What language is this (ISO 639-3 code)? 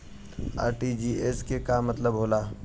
bho